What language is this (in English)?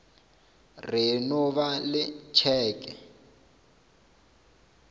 Northern Sotho